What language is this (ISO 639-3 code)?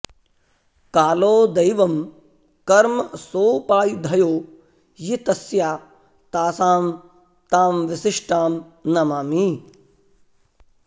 san